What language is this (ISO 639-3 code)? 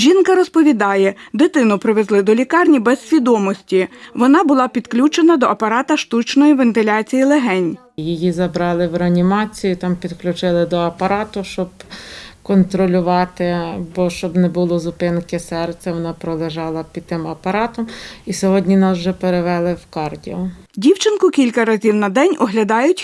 ukr